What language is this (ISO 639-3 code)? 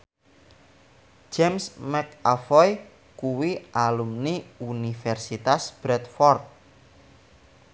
jav